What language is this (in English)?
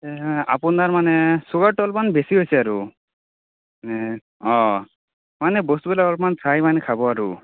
Assamese